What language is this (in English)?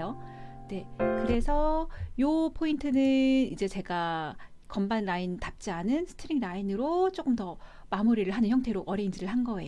Korean